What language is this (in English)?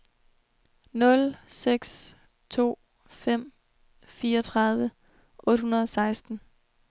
Danish